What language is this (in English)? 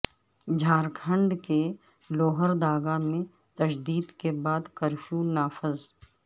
Urdu